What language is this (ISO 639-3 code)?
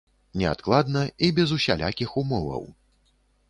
bel